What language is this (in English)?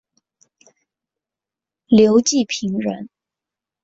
Chinese